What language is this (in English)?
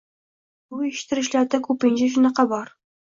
Uzbek